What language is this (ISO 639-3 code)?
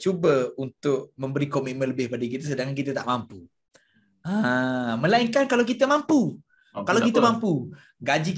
msa